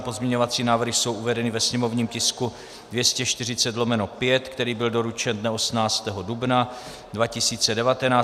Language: Czech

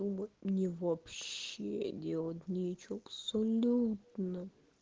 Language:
Russian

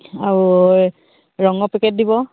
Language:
Assamese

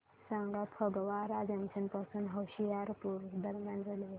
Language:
Marathi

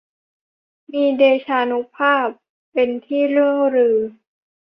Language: Thai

